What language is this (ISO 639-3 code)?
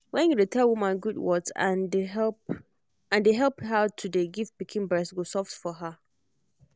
pcm